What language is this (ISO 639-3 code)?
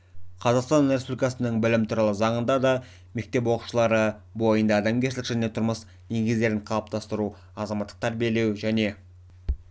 kaz